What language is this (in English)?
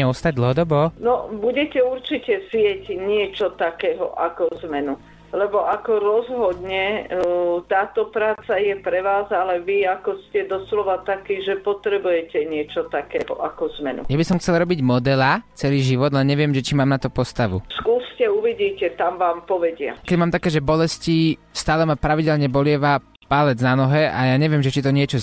Slovak